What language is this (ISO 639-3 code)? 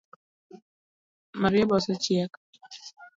luo